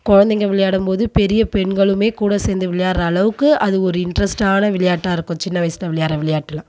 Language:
Tamil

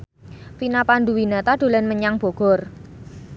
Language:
Javanese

